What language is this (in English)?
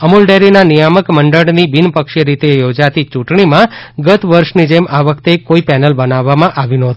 Gujarati